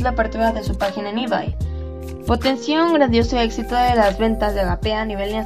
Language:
Spanish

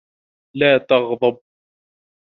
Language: Arabic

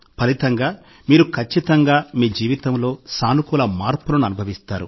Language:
Telugu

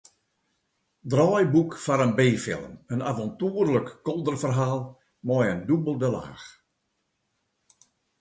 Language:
Western Frisian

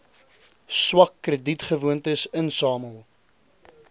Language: Afrikaans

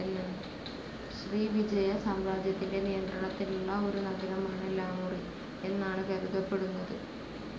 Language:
Malayalam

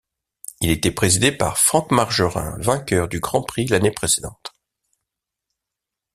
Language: French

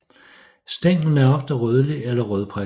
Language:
Danish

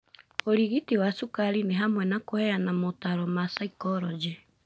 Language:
Kikuyu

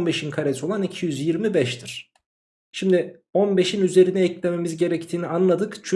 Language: Turkish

